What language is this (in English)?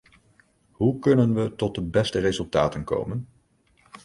Dutch